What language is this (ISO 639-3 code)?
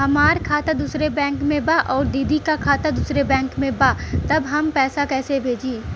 bho